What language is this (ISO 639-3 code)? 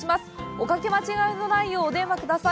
jpn